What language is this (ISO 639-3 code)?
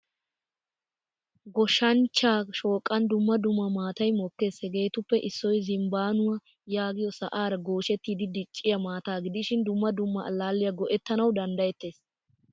wal